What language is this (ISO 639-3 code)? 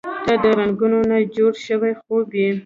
pus